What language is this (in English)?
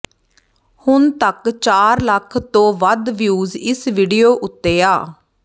Punjabi